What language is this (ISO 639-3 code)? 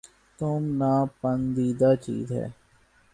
urd